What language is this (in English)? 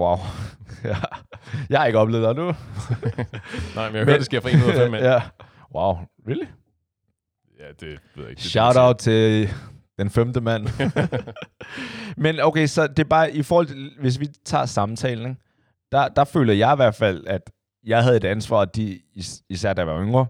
Danish